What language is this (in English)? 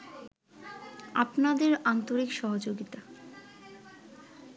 Bangla